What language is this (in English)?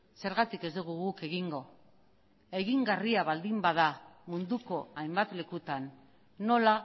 Basque